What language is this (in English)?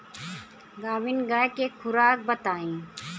Bhojpuri